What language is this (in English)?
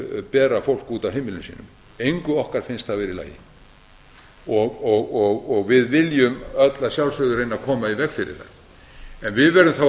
Icelandic